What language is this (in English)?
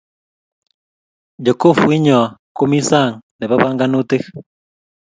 Kalenjin